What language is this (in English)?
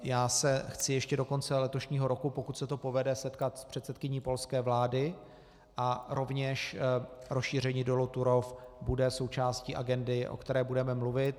Czech